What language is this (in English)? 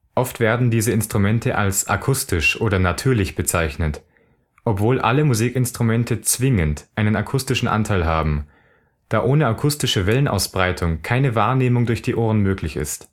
German